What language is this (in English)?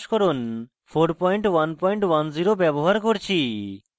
Bangla